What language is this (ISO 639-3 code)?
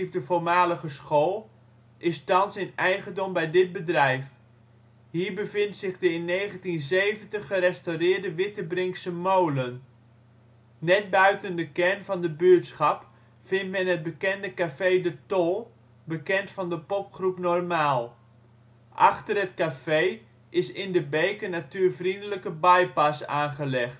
nld